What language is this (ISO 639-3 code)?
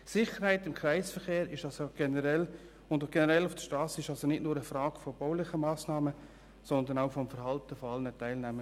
gsw